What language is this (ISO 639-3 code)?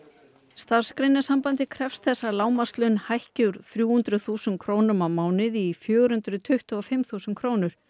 isl